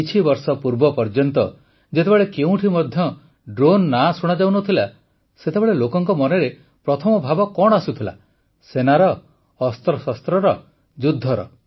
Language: Odia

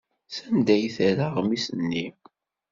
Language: Kabyle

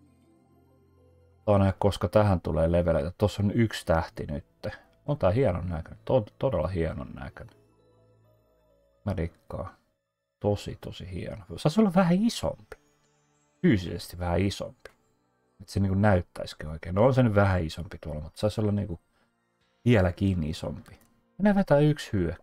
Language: Finnish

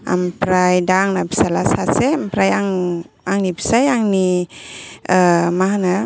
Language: Bodo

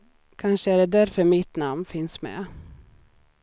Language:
Swedish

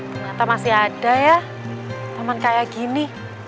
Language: Indonesian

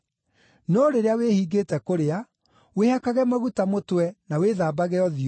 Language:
Kikuyu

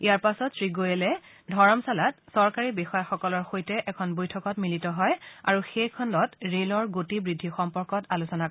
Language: Assamese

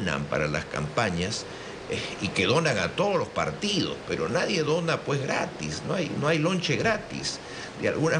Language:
Spanish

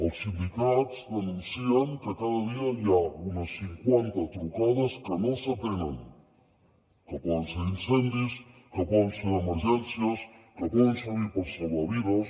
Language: Catalan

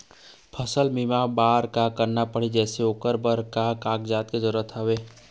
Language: Chhattisgarhi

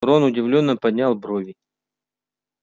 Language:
Russian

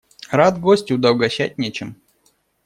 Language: Russian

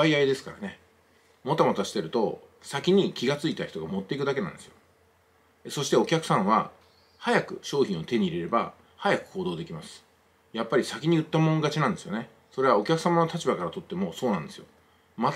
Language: Japanese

